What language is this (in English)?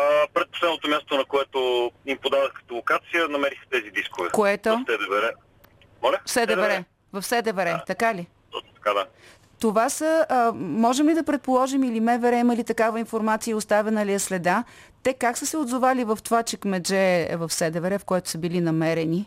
Bulgarian